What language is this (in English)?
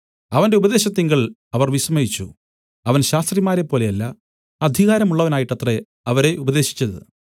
Malayalam